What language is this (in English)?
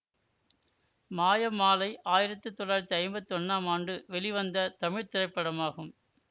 Tamil